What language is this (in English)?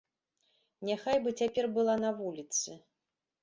Belarusian